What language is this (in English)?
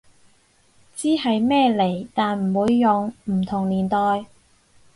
Cantonese